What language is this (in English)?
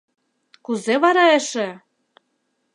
Mari